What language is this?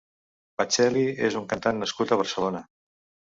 Catalan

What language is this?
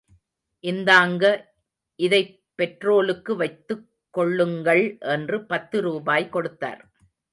Tamil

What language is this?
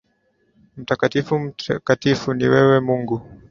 Swahili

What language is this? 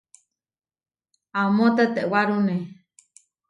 Huarijio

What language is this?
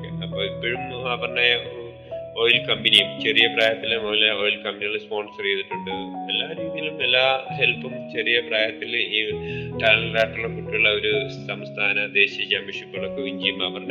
Malayalam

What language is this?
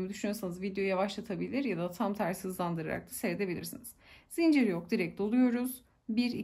Turkish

